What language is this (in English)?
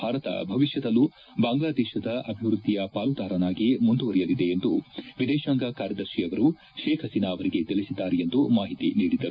Kannada